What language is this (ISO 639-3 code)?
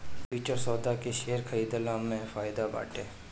bho